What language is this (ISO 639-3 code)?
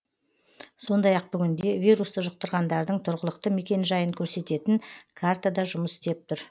kaz